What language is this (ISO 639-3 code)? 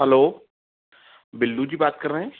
hin